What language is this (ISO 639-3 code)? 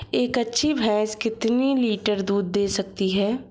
hin